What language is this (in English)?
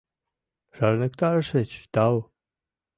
Mari